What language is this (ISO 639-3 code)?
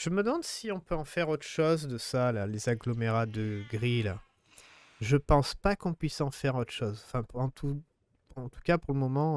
fra